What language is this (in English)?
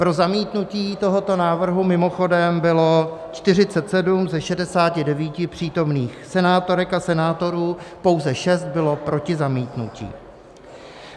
Czech